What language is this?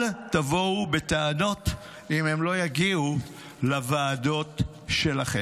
Hebrew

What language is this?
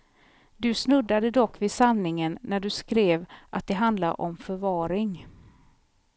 Swedish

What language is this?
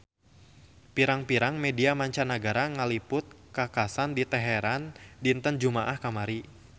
Sundanese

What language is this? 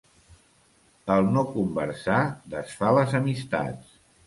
Catalan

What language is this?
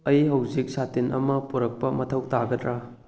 Manipuri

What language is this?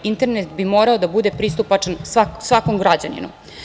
Serbian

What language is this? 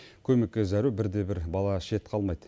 Kazakh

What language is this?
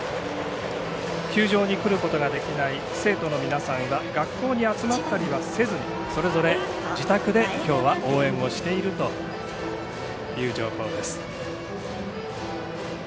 Japanese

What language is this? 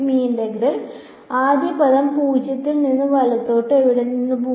Malayalam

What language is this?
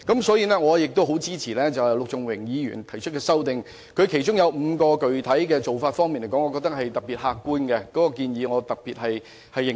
Cantonese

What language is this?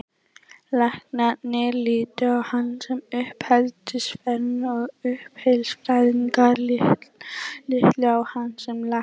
Icelandic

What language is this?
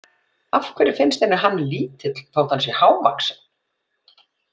Icelandic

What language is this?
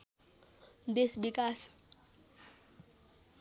Nepali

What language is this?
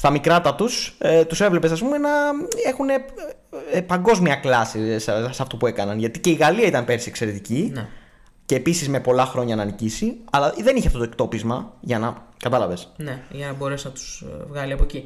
Greek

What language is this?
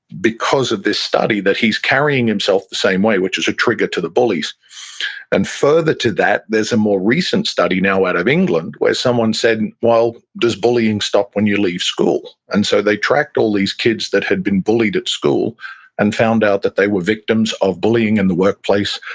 English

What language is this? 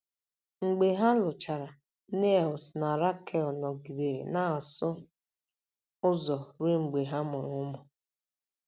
Igbo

